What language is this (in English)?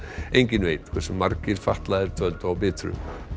Icelandic